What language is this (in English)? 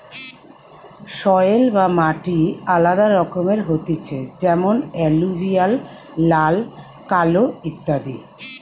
Bangla